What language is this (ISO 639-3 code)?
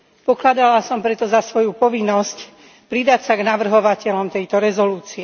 slk